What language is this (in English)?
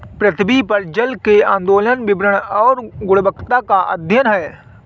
Hindi